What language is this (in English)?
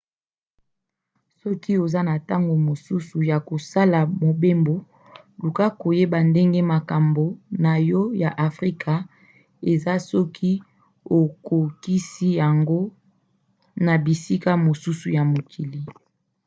Lingala